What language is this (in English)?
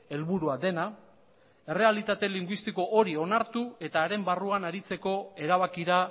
Basque